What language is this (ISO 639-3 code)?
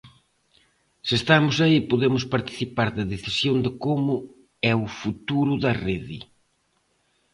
glg